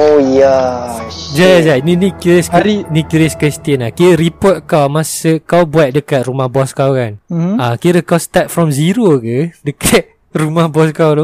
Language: Malay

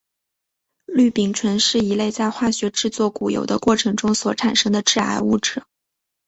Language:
Chinese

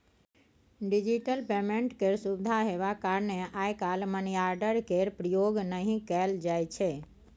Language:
Maithili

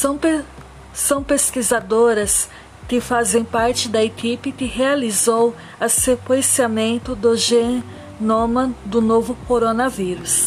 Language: Portuguese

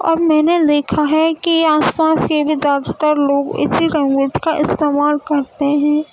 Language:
Urdu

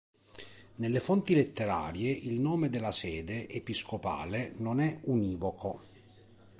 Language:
Italian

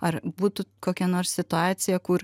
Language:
Lithuanian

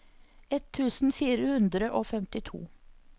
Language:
Norwegian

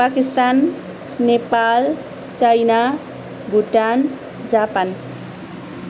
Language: Nepali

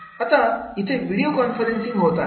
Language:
Marathi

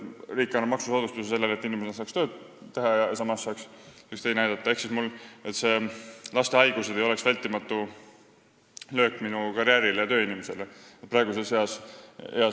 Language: Estonian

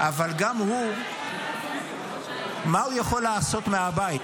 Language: Hebrew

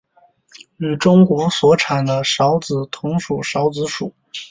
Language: Chinese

